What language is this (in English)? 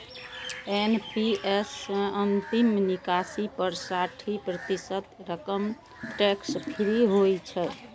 Maithili